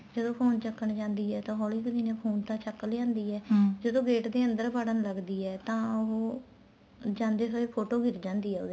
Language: Punjabi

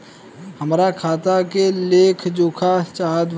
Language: Bhojpuri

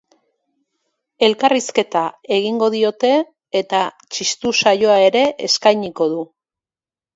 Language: Basque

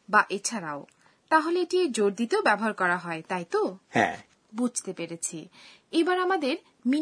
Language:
Bangla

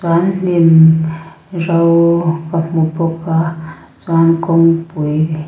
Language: Mizo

